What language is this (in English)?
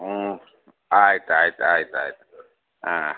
Kannada